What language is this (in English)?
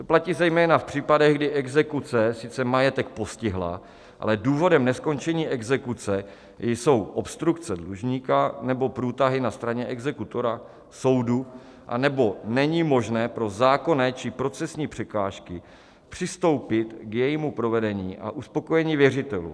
Czech